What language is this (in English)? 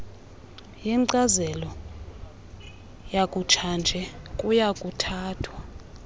Xhosa